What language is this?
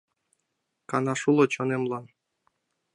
Mari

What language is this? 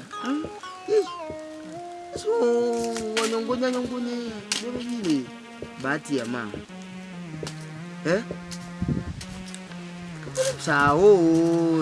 French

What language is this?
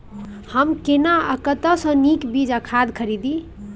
Maithili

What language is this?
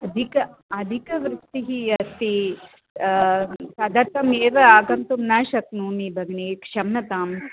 Sanskrit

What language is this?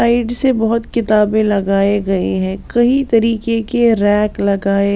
Hindi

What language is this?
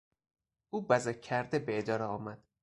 Persian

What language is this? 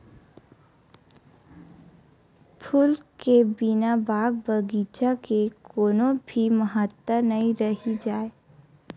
Chhattisgarhi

